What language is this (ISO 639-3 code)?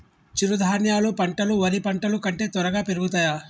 tel